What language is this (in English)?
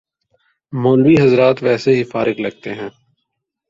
Urdu